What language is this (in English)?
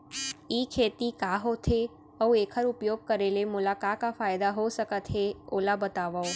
Chhattisgarhi